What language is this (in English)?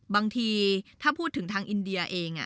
Thai